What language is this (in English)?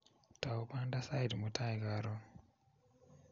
Kalenjin